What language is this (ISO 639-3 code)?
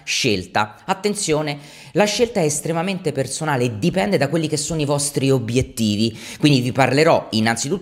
ita